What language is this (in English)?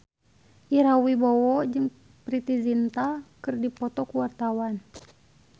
Sundanese